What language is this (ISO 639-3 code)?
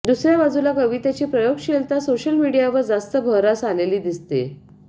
mar